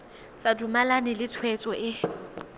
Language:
Tswana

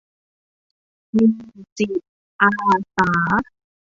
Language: Thai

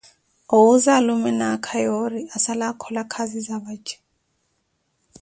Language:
Koti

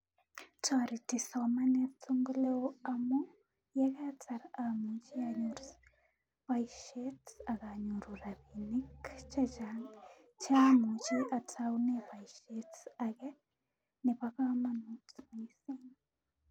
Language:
Kalenjin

